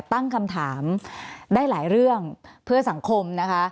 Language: Thai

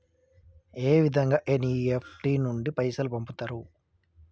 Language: Telugu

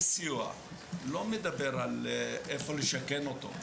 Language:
Hebrew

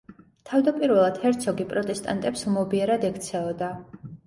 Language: Georgian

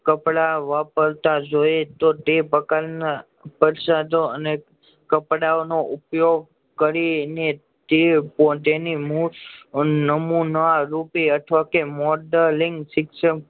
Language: Gujarati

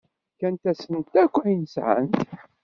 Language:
Kabyle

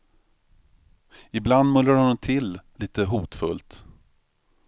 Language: Swedish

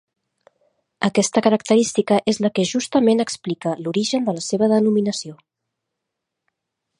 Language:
Catalan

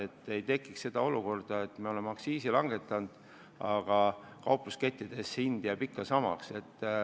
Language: Estonian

